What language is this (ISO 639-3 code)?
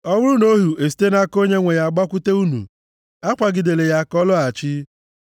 ibo